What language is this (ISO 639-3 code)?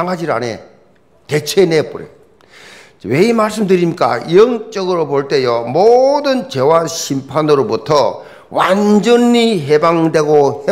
kor